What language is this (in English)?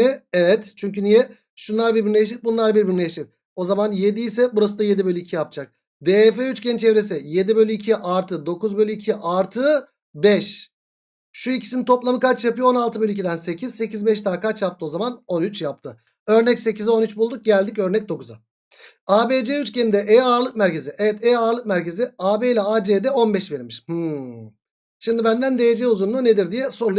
Turkish